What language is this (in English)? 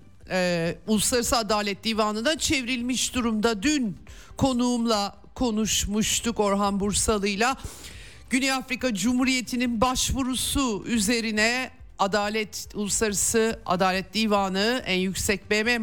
Turkish